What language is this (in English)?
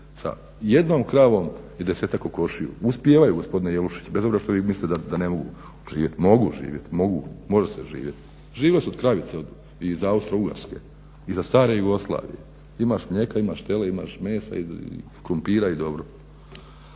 Croatian